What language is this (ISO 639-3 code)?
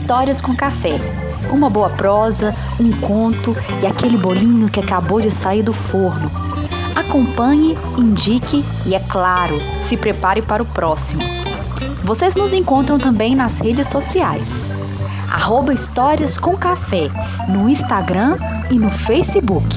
por